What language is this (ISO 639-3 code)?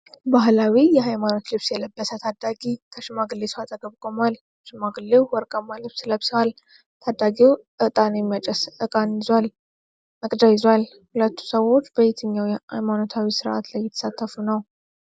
amh